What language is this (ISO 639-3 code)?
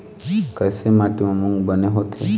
hne